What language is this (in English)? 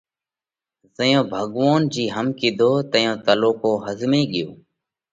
Parkari Koli